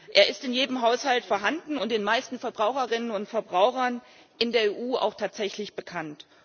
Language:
German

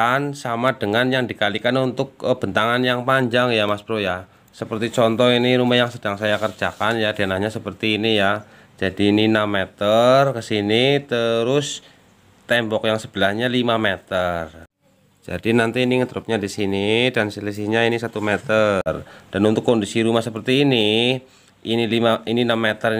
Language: Indonesian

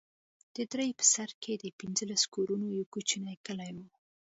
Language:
Pashto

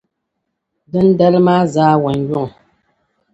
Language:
Dagbani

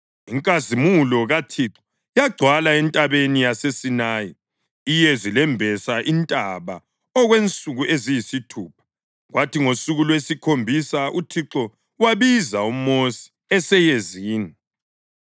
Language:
North Ndebele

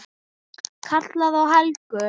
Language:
Icelandic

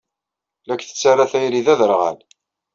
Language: Kabyle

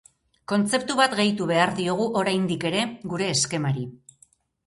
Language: Basque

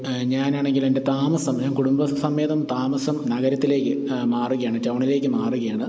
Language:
Malayalam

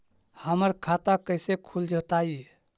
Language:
Magahi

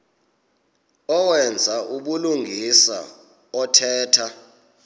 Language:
Xhosa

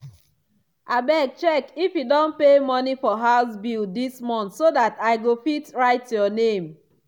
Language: Nigerian Pidgin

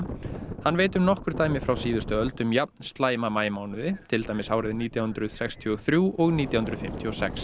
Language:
Icelandic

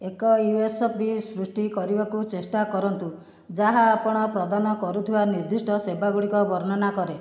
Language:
Odia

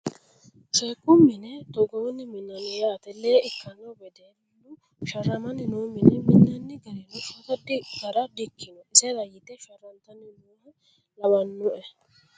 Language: Sidamo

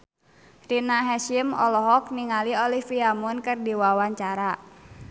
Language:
Sundanese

